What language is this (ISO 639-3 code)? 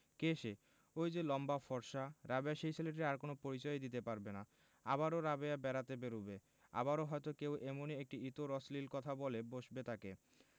ben